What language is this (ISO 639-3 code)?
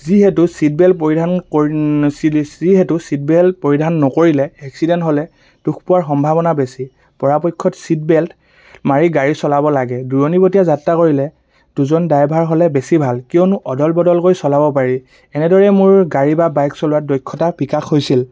asm